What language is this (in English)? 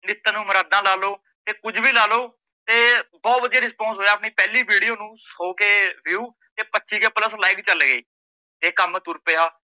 Punjabi